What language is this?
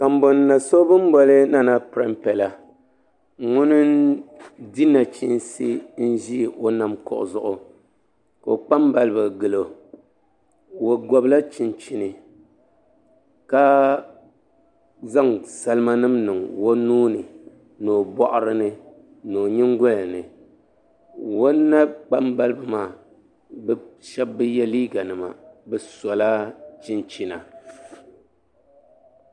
Dagbani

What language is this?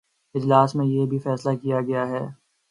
Urdu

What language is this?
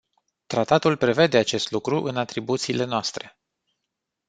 Romanian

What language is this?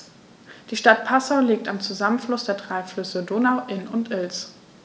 German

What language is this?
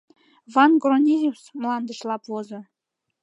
Mari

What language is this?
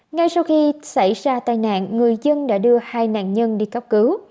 Vietnamese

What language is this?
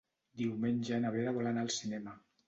Catalan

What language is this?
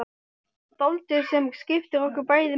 Icelandic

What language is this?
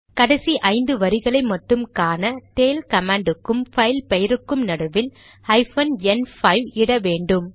Tamil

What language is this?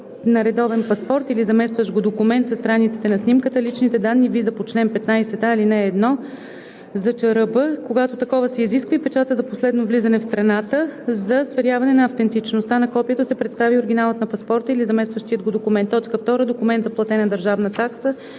Bulgarian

